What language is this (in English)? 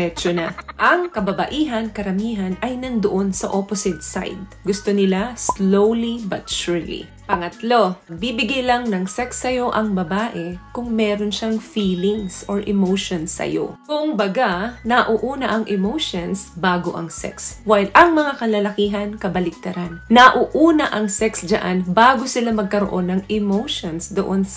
Filipino